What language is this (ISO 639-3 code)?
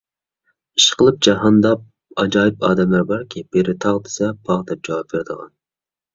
uig